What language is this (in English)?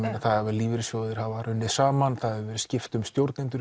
Icelandic